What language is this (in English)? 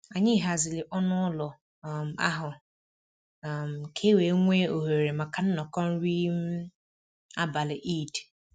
Igbo